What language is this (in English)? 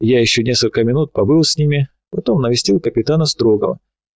Russian